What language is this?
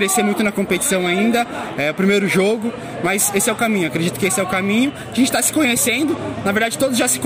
Portuguese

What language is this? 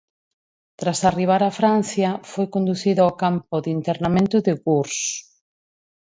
Galician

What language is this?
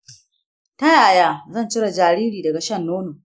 Hausa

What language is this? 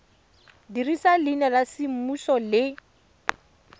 Tswana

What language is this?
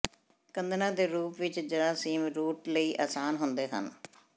Punjabi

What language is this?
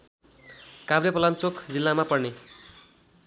Nepali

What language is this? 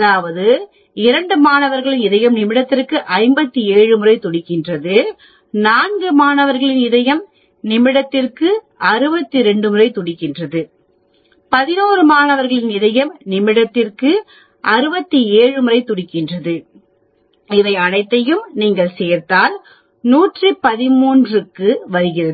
Tamil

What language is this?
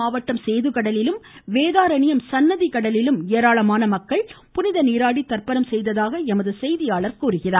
Tamil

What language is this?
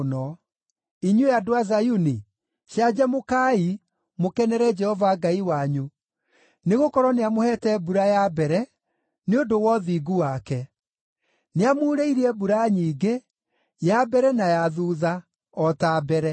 Kikuyu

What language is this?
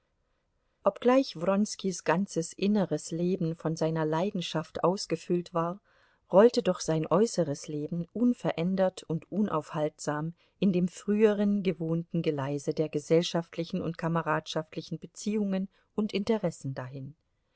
German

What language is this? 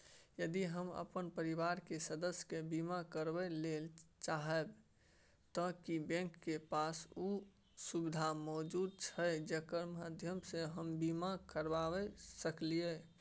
Maithili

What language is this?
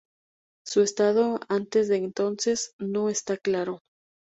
Spanish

